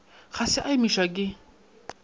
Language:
Northern Sotho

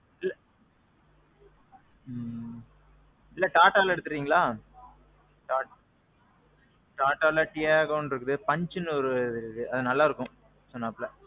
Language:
Tamil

